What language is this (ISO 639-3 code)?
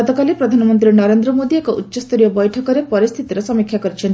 ori